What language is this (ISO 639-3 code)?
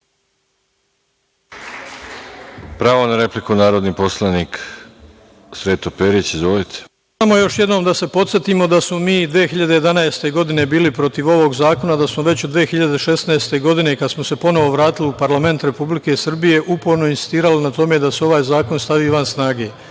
srp